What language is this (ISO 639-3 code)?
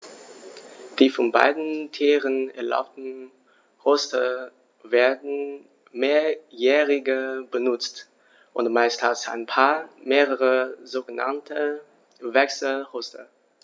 deu